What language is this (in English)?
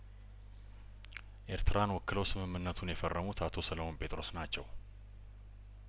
Amharic